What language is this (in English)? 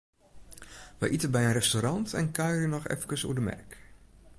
Western Frisian